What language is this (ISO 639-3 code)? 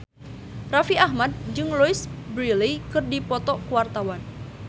sun